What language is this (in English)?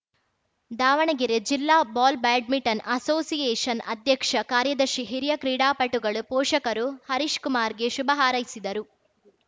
Kannada